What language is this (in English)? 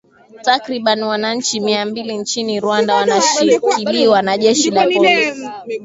Swahili